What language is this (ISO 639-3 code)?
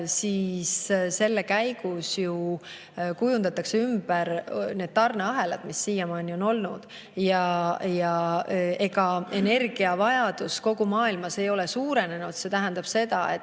est